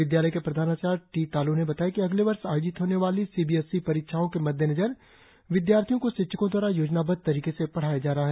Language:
Hindi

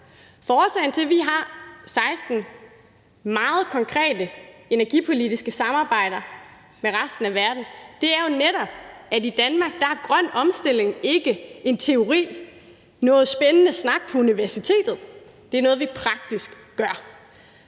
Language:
Danish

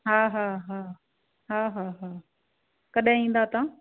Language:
Sindhi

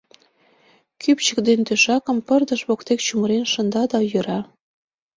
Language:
Mari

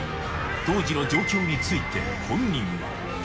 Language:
Japanese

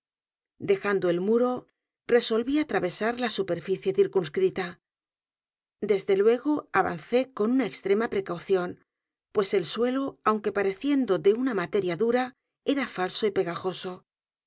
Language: Spanish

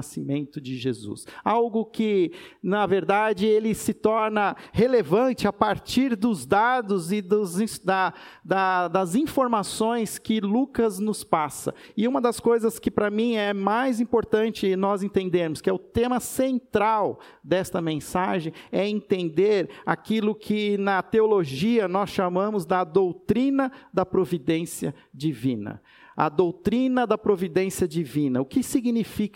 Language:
Portuguese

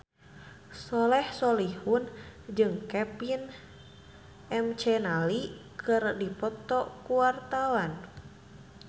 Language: Sundanese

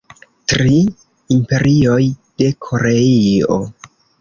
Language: Esperanto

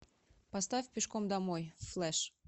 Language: Russian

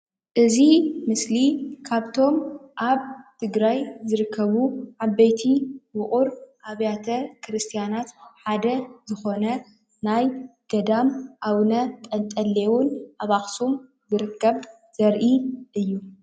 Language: Tigrinya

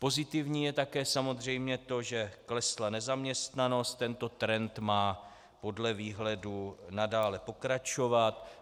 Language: Czech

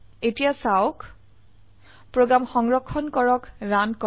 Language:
Assamese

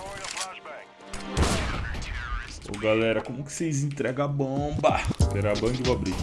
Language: Portuguese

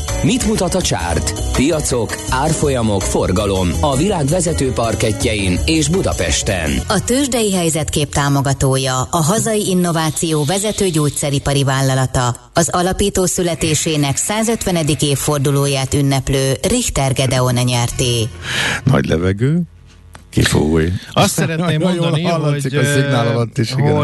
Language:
Hungarian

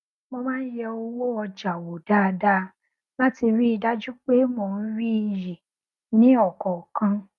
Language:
Yoruba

